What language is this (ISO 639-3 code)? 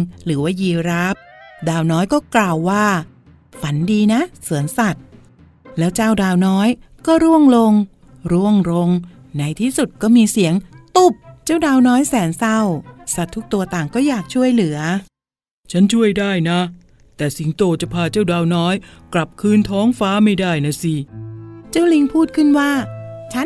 tha